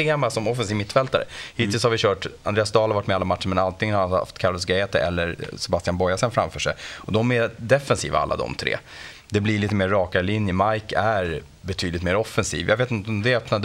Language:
Swedish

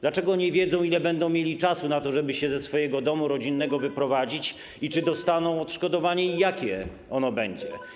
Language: Polish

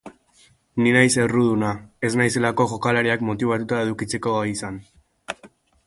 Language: Basque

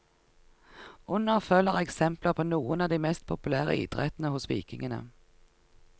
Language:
Norwegian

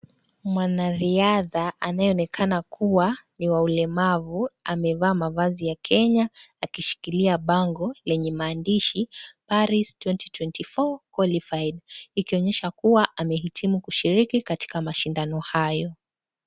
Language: Swahili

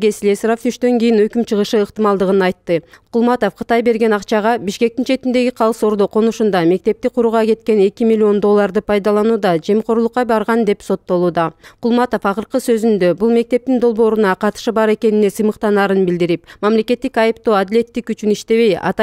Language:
Russian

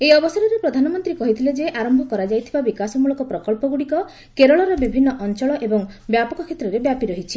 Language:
Odia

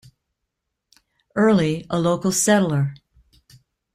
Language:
English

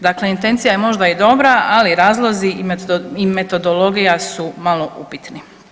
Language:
Croatian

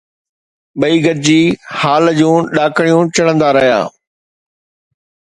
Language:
Sindhi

